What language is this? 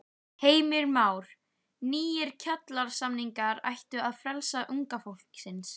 Icelandic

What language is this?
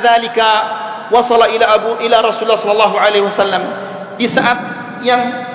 Malay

